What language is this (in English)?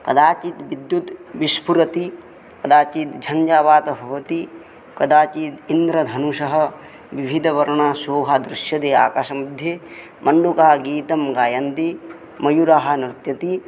Sanskrit